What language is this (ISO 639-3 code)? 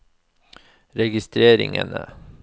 nor